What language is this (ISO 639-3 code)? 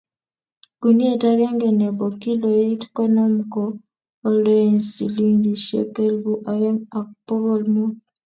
kln